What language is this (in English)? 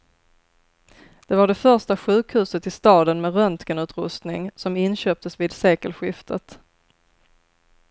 Swedish